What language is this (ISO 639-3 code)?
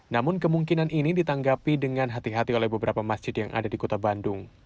ind